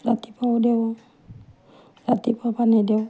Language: Assamese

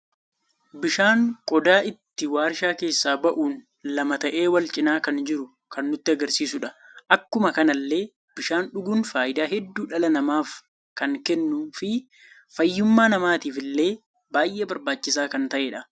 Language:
Oromo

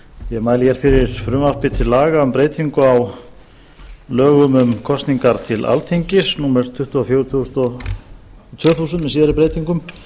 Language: Icelandic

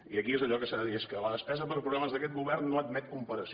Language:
Catalan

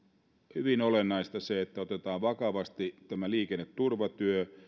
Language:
Finnish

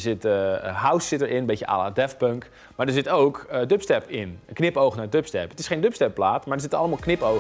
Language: Dutch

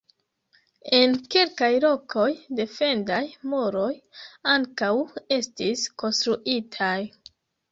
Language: Esperanto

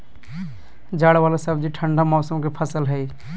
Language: Magahi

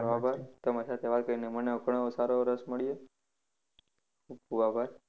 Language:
Gujarati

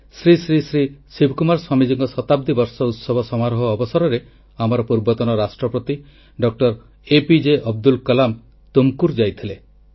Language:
Odia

